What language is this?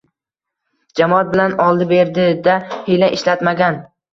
Uzbek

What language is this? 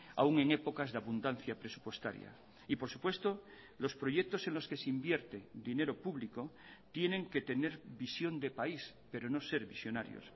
Spanish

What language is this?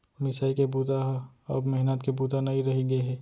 Chhattisgarhi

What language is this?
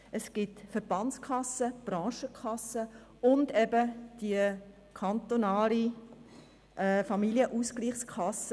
Swiss German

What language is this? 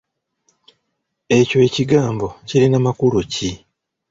Ganda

